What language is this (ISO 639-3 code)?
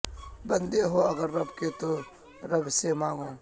urd